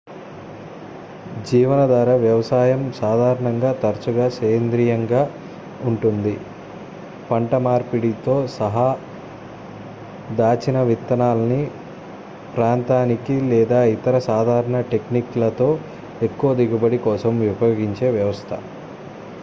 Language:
Telugu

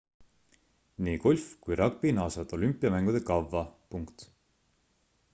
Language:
Estonian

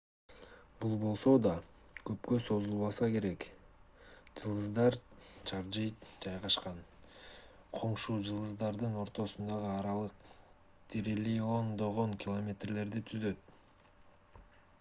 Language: Kyrgyz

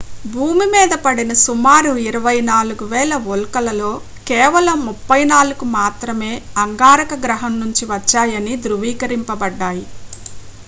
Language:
Telugu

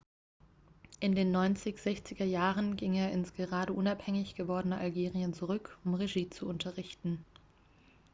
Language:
German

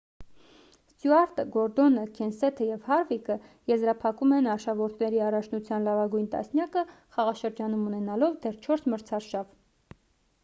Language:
Armenian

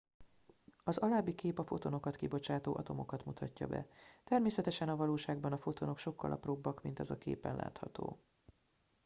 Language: Hungarian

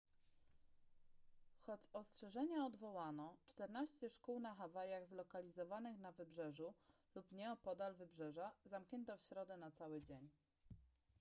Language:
Polish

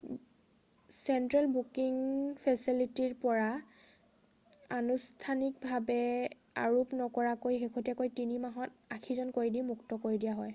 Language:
Assamese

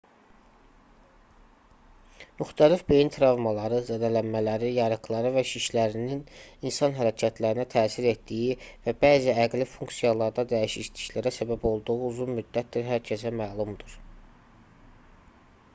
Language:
Azerbaijani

